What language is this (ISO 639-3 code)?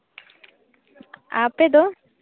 sat